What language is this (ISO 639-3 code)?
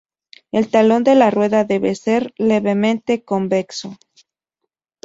spa